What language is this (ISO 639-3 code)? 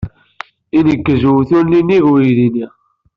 kab